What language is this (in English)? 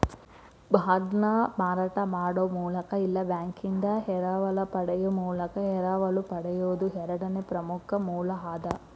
Kannada